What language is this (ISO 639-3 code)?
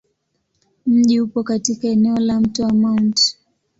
swa